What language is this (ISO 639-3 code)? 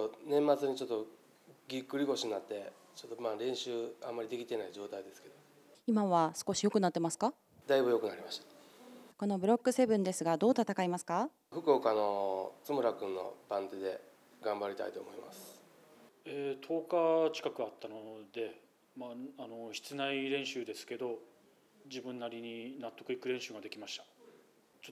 jpn